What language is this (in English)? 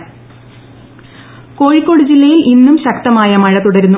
Malayalam